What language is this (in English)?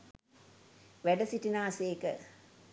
Sinhala